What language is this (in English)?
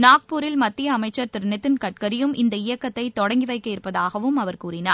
Tamil